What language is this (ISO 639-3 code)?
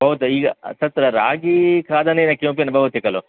san